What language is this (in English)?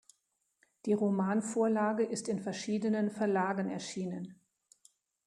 German